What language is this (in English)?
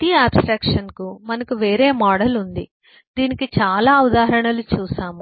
Telugu